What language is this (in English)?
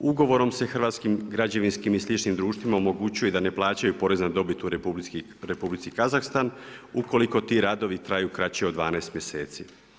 Croatian